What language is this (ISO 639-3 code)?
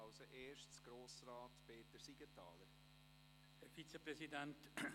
gsw